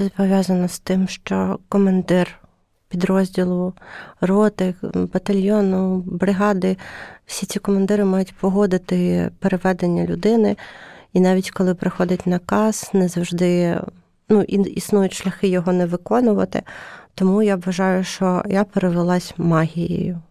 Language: Ukrainian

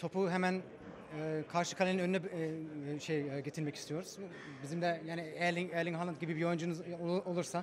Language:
Turkish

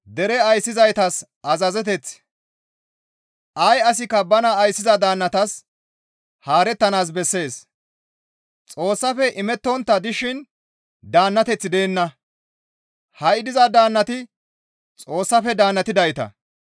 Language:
Gamo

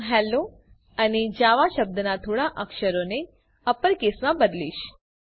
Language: Gujarati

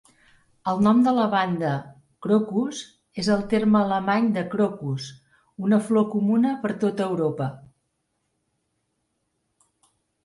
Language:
Catalan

